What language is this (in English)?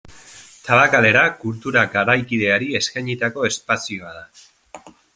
Basque